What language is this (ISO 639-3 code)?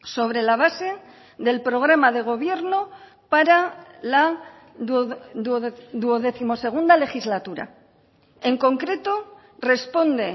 spa